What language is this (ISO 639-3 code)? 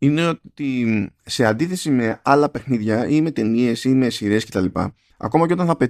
ell